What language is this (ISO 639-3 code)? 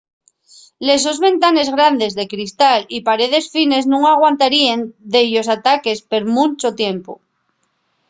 ast